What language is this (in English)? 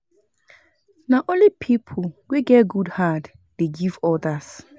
Nigerian Pidgin